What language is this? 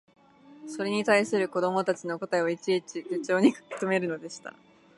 Japanese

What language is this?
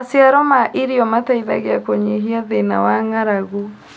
Kikuyu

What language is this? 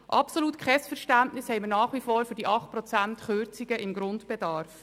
Swiss German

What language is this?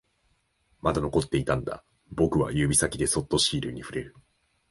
Japanese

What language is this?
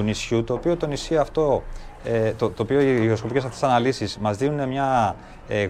Greek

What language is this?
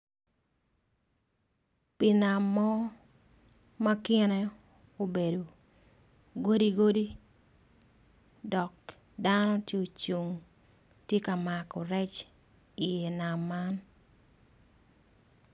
Acoli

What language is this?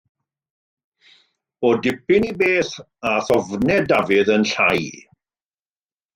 Welsh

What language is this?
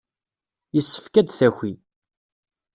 Kabyle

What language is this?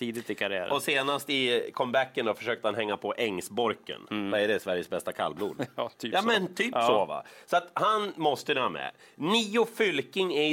Swedish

